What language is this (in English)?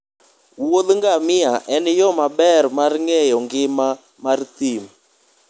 Luo (Kenya and Tanzania)